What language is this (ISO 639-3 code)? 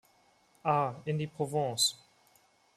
deu